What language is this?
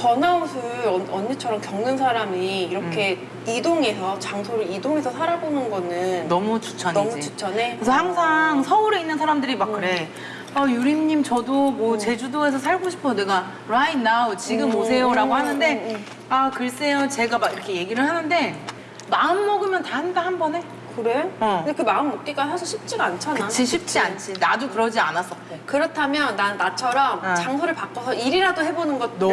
Korean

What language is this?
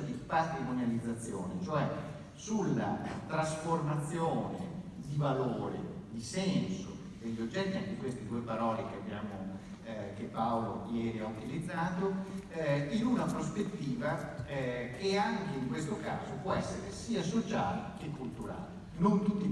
Italian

